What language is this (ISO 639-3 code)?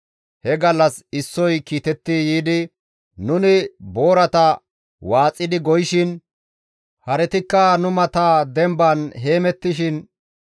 gmv